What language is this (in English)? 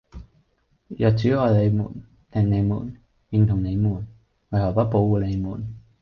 Cantonese